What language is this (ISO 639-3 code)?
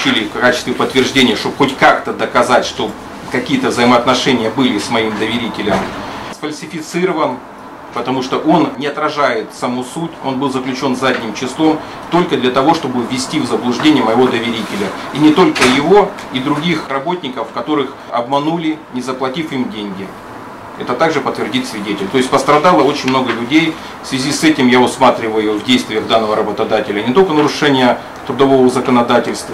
rus